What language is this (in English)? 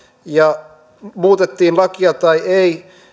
Finnish